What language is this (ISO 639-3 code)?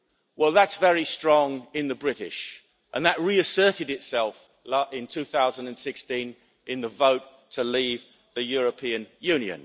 eng